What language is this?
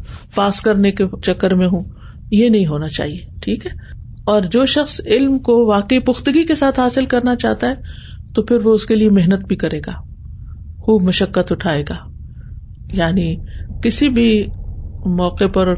Urdu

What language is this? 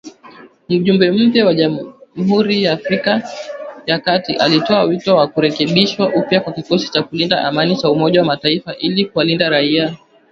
Swahili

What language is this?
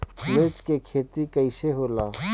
Bhojpuri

